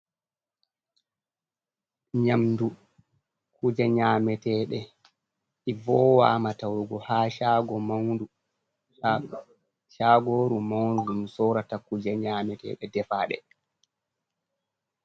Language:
Fula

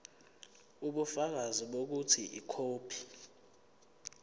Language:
Zulu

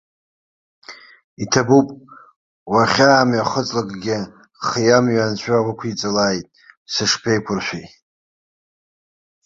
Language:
Abkhazian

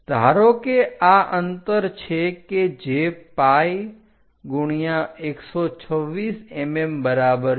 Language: Gujarati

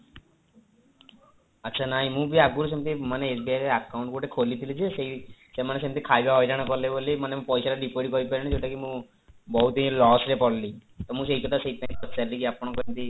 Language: Odia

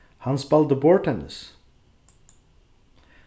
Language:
Faroese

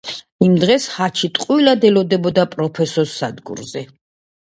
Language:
Georgian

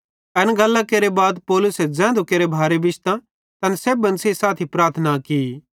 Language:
Bhadrawahi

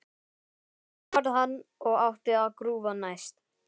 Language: Icelandic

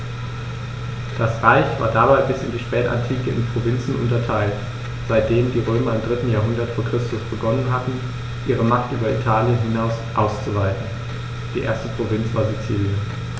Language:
German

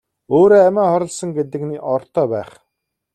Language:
Mongolian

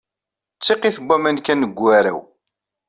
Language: Kabyle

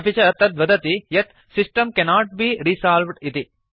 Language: Sanskrit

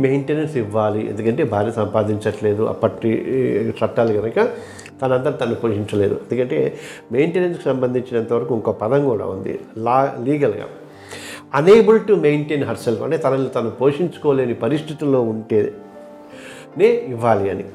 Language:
Telugu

